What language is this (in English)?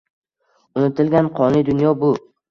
Uzbek